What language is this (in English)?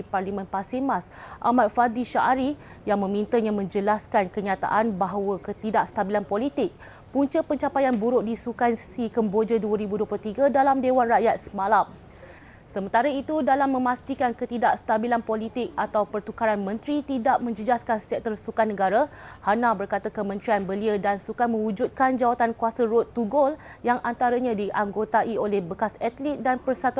Malay